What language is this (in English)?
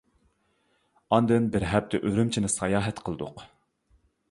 Uyghur